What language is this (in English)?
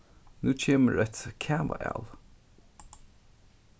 Faroese